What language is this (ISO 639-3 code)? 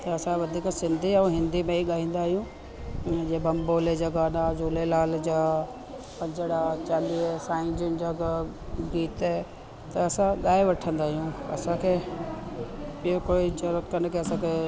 snd